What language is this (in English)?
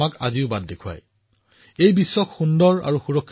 Assamese